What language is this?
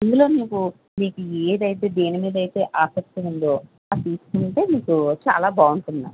Telugu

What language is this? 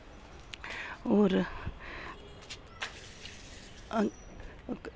Dogri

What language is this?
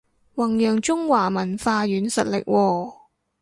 Cantonese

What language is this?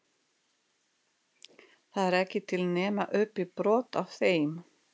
Icelandic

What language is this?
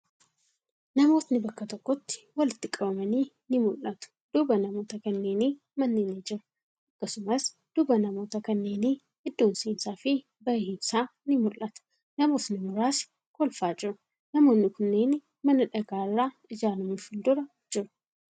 Oromo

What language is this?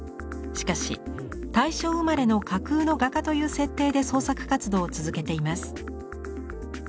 Japanese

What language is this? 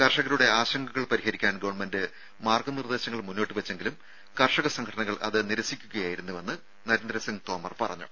Malayalam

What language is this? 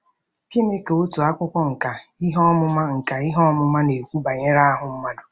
Igbo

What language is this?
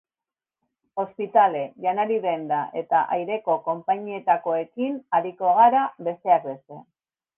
Basque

